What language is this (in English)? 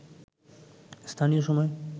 Bangla